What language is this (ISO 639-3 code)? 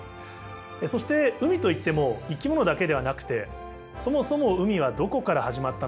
jpn